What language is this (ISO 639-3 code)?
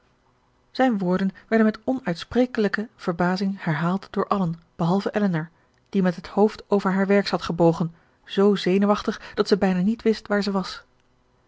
nld